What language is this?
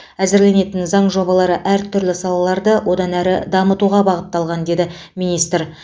Kazakh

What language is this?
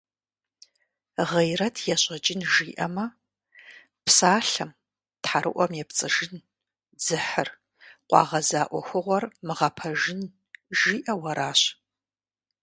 Kabardian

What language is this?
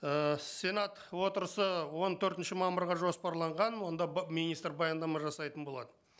Kazakh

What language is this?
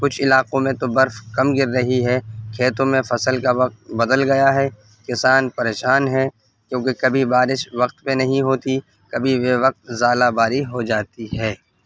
Urdu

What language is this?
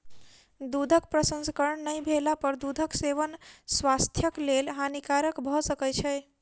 Maithili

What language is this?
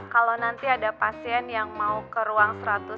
Indonesian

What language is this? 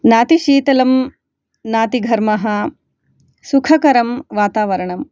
Sanskrit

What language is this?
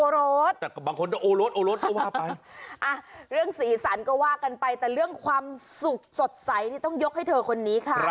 Thai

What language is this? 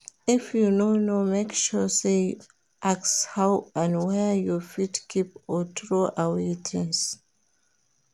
Nigerian Pidgin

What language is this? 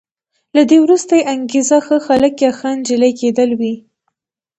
Pashto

